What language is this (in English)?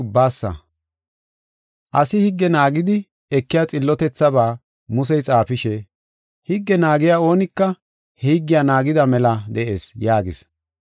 Gofa